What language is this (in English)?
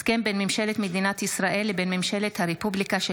Hebrew